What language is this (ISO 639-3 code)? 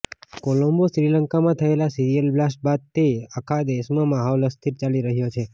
guj